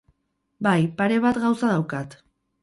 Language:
Basque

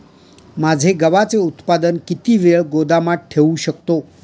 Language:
Marathi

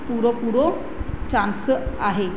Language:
Sindhi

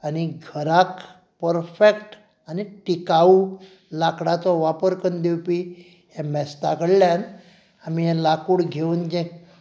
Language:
Konkani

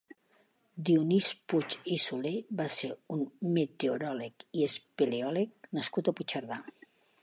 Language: Catalan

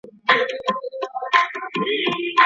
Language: Pashto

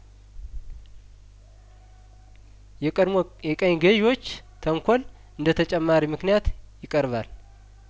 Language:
Amharic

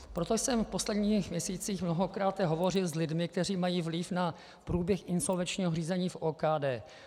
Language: Czech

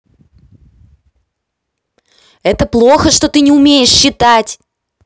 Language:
Russian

